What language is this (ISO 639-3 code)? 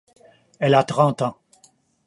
fra